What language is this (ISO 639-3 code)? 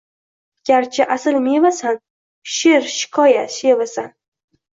uzb